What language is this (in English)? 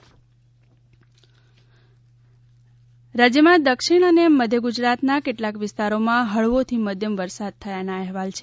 Gujarati